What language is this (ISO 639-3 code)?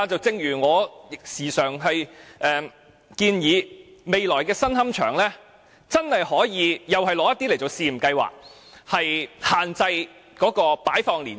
yue